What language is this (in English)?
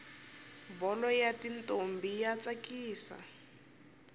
Tsonga